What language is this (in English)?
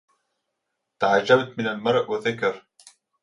Arabic